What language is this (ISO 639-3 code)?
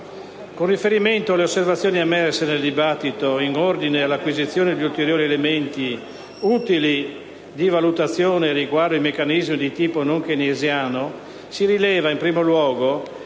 ita